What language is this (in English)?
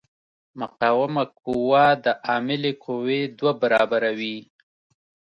Pashto